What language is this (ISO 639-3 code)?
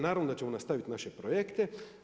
hrv